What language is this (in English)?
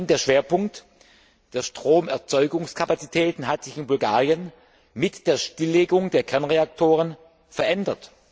German